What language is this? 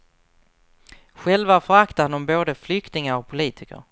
Swedish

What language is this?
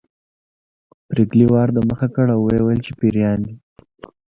Pashto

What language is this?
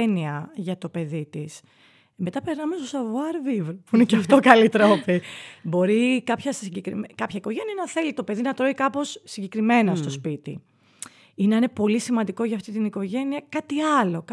Greek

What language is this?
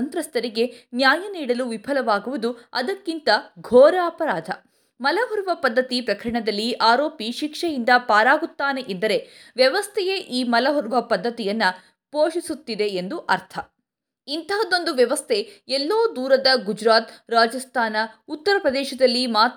Kannada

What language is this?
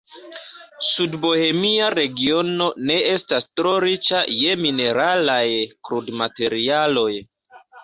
Esperanto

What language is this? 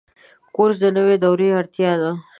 Pashto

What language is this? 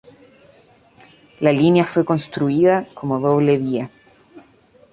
Spanish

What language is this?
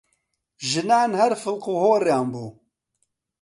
Central Kurdish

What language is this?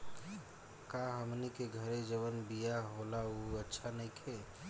Bhojpuri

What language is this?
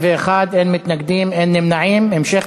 Hebrew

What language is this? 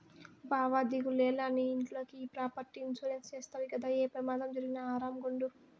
Telugu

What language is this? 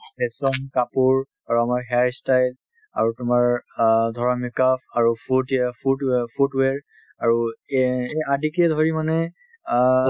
Assamese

